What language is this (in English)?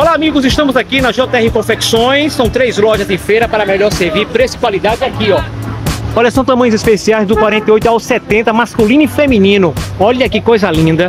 Portuguese